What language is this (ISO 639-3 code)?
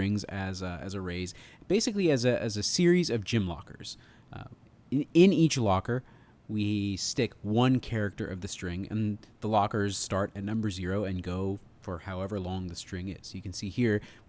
eng